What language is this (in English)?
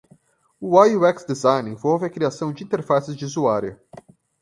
Portuguese